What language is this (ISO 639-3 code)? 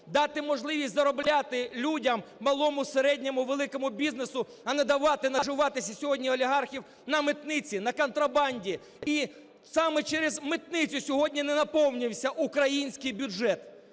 ukr